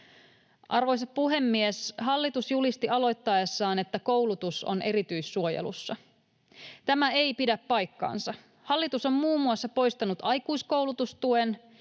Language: Finnish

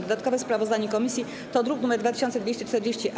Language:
Polish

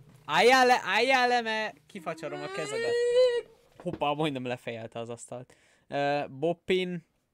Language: Hungarian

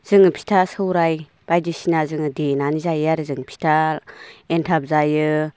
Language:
Bodo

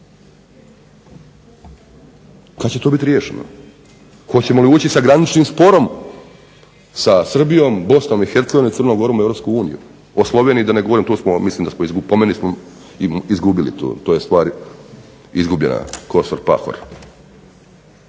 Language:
Croatian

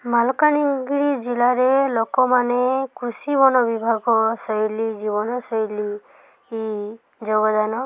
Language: Odia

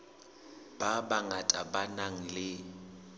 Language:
Southern Sotho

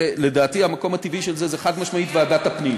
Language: Hebrew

